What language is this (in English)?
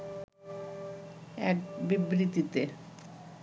Bangla